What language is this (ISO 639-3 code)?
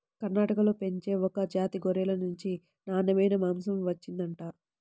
tel